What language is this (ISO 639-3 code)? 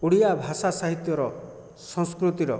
ori